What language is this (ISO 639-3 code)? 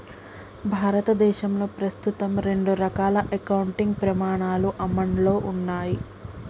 tel